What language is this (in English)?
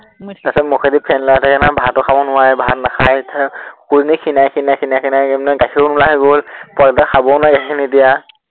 Assamese